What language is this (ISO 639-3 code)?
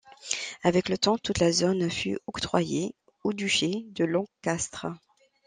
fra